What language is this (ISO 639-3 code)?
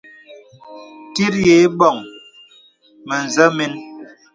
beb